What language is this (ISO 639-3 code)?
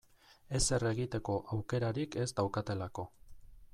eus